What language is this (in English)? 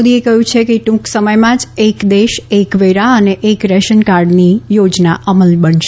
Gujarati